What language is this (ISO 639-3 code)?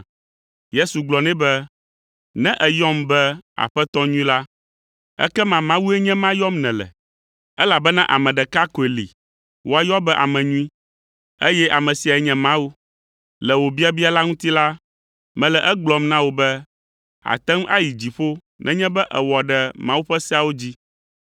ewe